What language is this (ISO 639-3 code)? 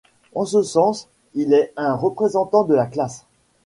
fra